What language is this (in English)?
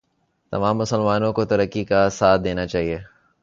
Urdu